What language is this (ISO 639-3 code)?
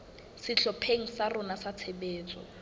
sot